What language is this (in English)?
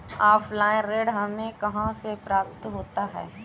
Hindi